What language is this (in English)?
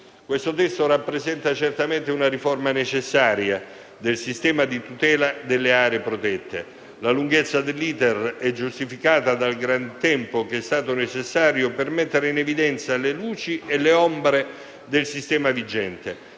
Italian